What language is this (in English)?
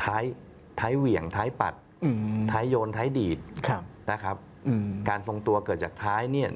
Thai